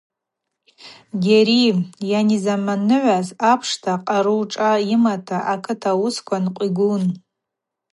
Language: Abaza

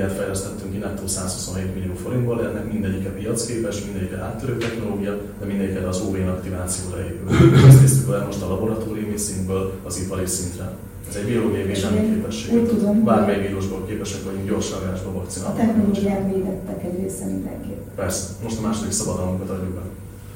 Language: Hungarian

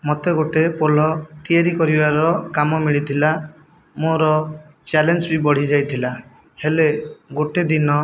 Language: Odia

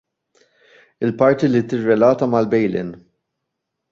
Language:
Maltese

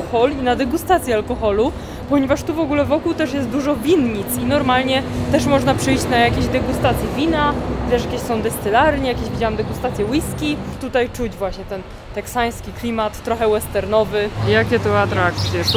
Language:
Polish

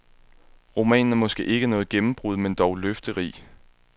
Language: Danish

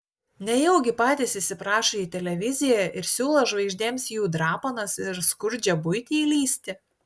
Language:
Lithuanian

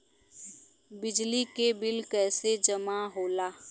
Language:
Bhojpuri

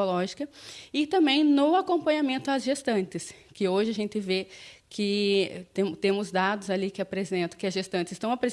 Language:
Portuguese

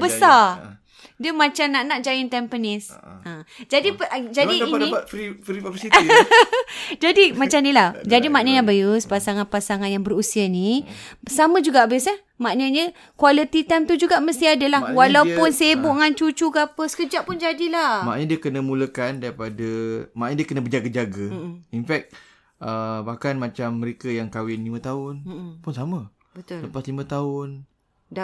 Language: Malay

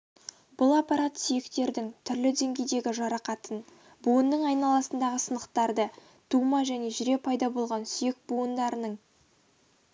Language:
Kazakh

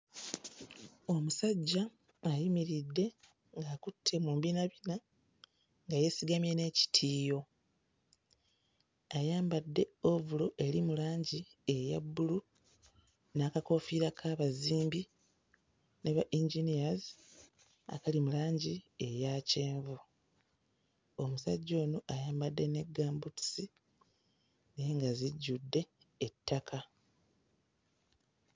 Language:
Ganda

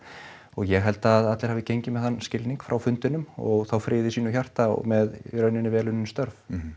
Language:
Icelandic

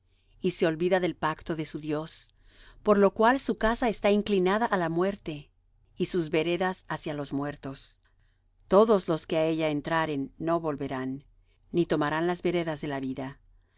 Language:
Spanish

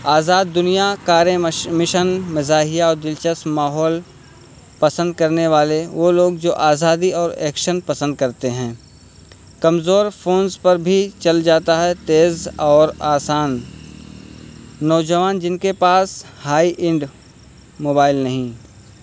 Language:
Urdu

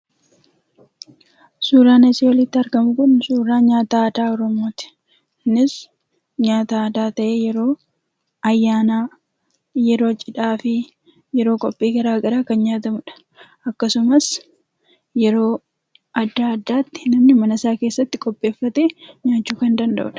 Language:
Oromo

